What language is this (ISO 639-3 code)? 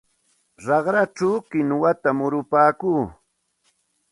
qxt